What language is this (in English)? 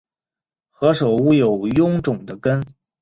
Chinese